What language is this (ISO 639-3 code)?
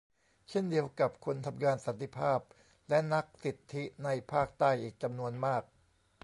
tha